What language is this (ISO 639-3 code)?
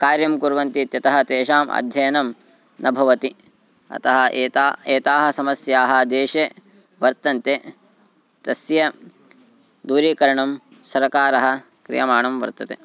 san